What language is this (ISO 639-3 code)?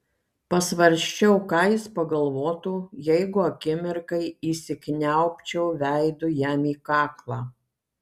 lit